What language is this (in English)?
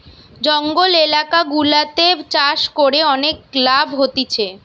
Bangla